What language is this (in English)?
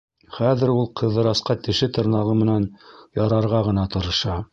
Bashkir